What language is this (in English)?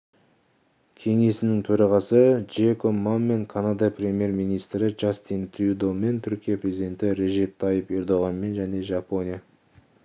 Kazakh